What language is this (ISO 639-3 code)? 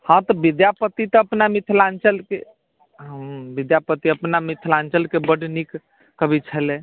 mai